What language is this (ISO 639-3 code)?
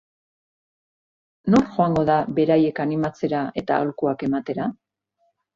eus